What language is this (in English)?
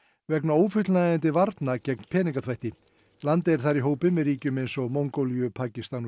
Icelandic